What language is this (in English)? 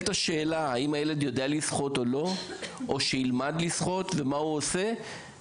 Hebrew